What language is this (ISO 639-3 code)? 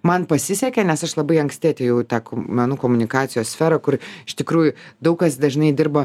lit